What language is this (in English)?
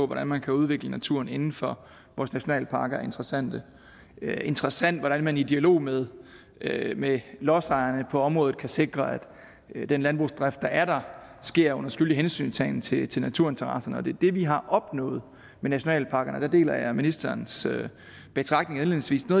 Danish